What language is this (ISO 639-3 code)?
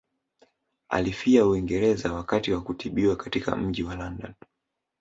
swa